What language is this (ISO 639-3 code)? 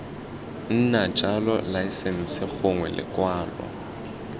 tsn